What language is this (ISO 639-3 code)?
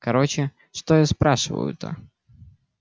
rus